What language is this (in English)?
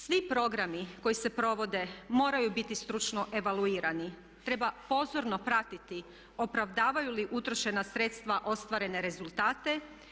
Croatian